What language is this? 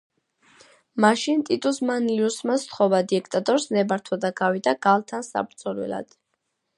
Georgian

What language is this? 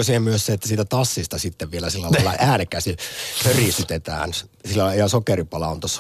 Finnish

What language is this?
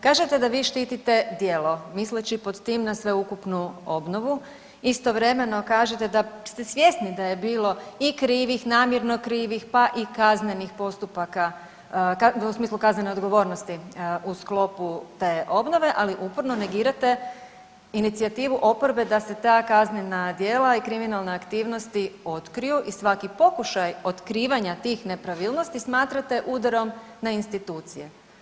Croatian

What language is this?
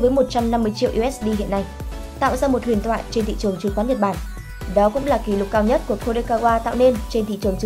Vietnamese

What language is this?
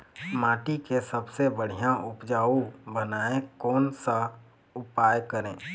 Chhattisgarhi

